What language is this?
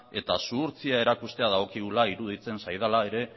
Basque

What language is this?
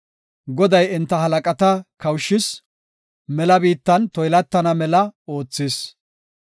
Gofa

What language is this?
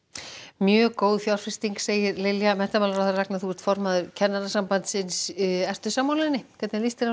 Icelandic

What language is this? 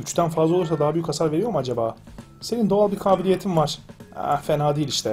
Turkish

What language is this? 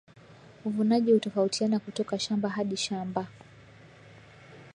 Swahili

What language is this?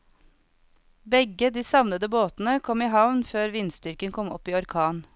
Norwegian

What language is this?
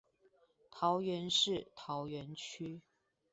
Chinese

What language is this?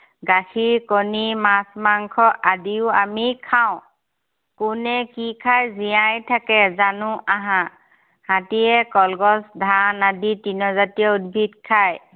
Assamese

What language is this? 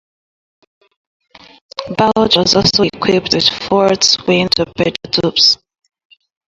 English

